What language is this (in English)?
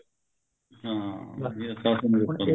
Punjabi